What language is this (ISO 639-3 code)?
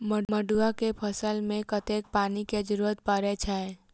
mai